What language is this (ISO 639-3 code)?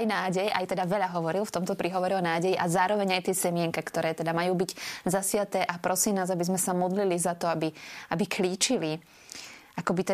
slk